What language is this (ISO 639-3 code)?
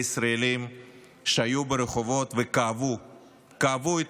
heb